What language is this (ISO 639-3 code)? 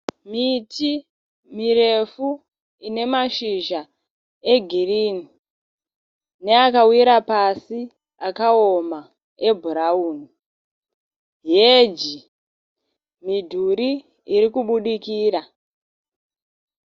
sna